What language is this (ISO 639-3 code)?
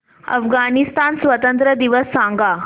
mar